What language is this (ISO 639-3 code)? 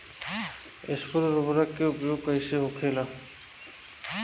bho